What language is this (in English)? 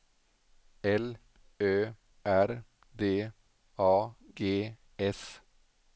Swedish